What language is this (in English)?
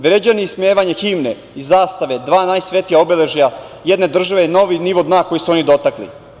Serbian